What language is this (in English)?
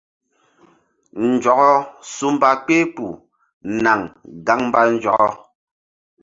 Mbum